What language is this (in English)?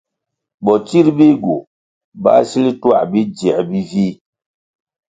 Kwasio